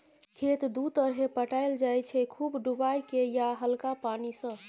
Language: Maithili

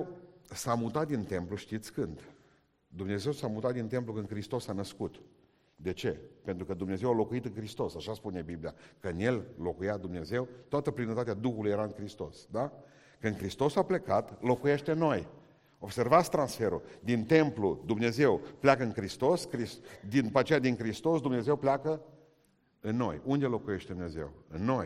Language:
Romanian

